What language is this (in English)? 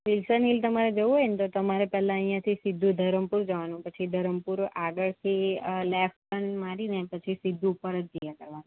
Gujarati